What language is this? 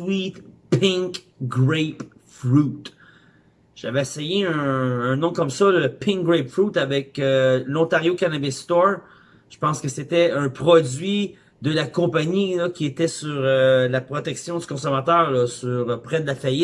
French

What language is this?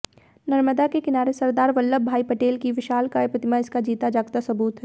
Hindi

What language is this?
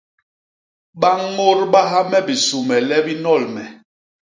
Basaa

